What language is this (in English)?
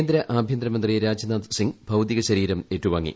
Malayalam